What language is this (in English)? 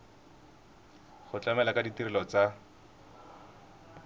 Tswana